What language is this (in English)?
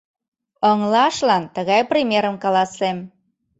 Mari